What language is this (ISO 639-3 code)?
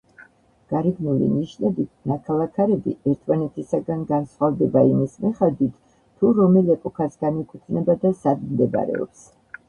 kat